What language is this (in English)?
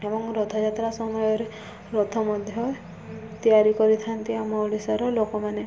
Odia